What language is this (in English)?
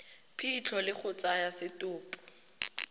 Tswana